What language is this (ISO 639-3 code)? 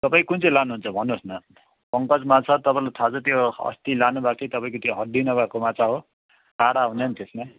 nep